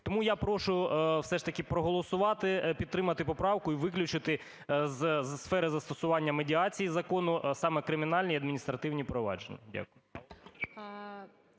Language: Ukrainian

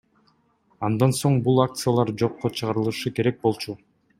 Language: Kyrgyz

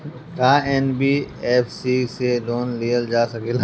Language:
Bhojpuri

